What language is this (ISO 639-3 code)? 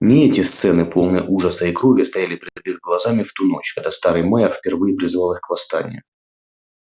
rus